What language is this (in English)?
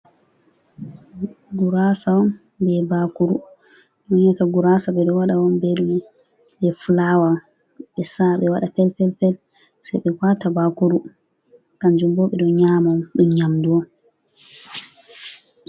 Fula